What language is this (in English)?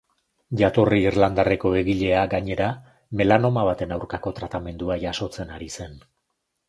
Basque